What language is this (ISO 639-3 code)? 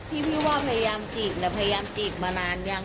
tha